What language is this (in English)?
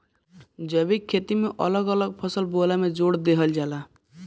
Bhojpuri